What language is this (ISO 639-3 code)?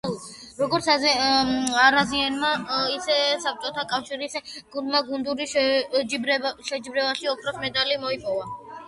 kat